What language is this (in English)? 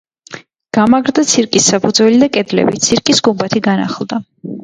Georgian